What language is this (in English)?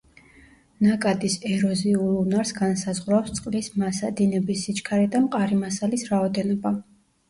Georgian